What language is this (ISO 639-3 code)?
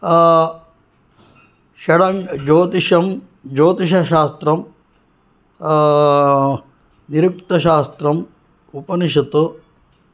san